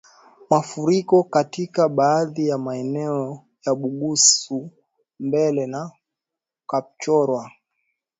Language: Swahili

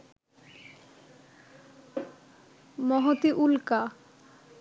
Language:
Bangla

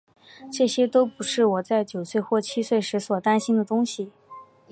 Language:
Chinese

